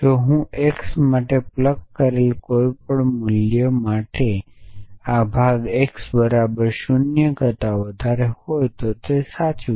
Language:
Gujarati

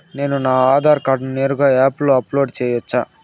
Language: Telugu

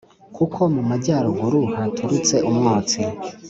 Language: Kinyarwanda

